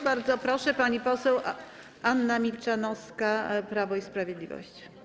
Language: Polish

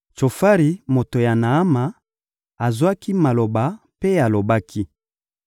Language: Lingala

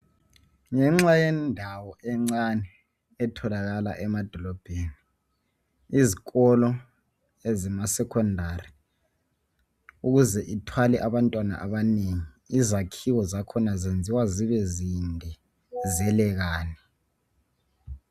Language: North Ndebele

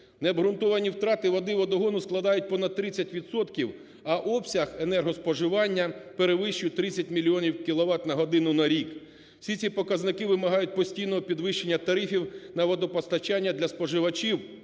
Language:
Ukrainian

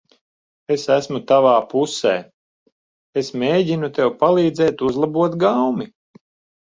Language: Latvian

